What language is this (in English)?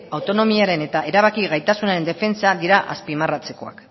Basque